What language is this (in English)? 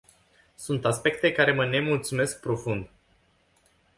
Romanian